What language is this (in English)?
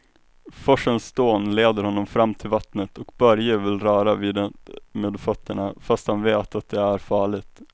Swedish